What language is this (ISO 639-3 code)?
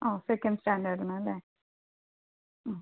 mal